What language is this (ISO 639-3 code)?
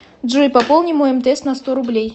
rus